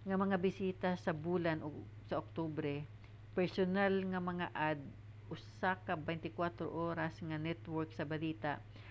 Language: Cebuano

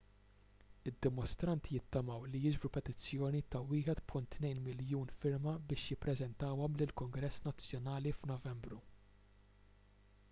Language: Maltese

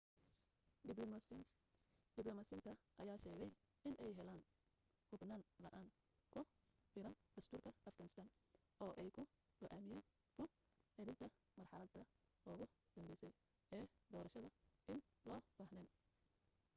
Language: Somali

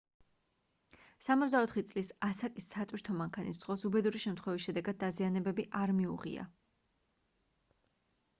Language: Georgian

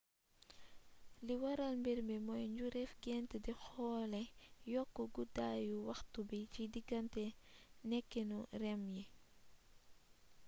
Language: Wolof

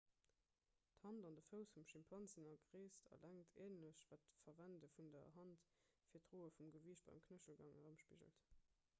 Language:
Luxembourgish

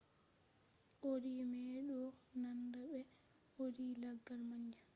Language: Fula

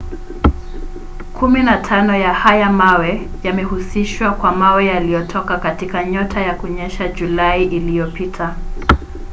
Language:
Swahili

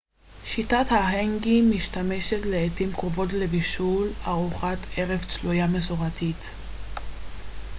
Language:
Hebrew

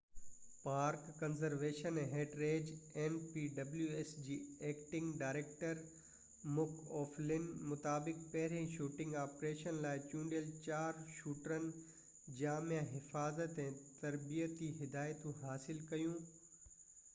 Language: Sindhi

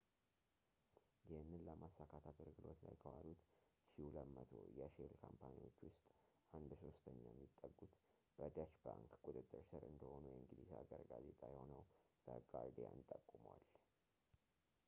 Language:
Amharic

